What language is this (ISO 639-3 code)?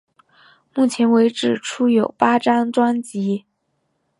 zho